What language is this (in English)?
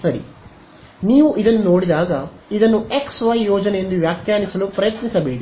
Kannada